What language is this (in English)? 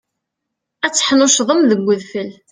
Kabyle